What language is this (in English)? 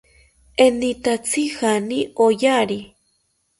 South Ucayali Ashéninka